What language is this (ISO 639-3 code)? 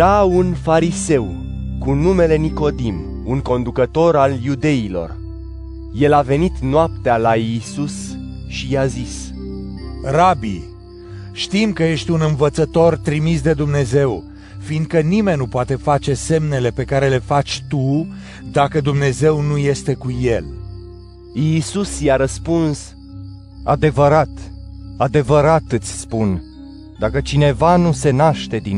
ron